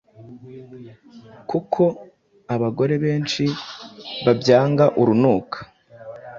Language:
Kinyarwanda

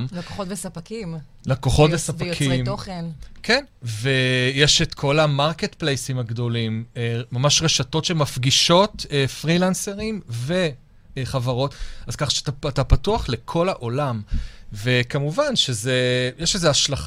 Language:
Hebrew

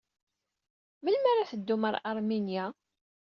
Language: Kabyle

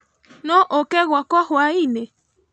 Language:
Kikuyu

